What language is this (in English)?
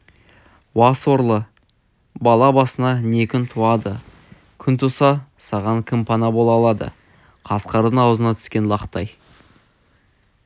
Kazakh